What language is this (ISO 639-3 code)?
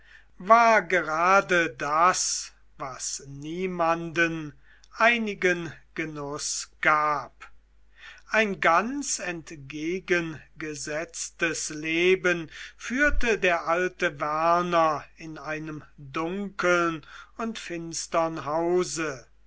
deu